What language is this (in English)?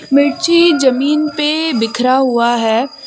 Hindi